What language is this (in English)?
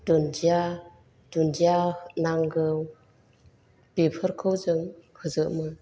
Bodo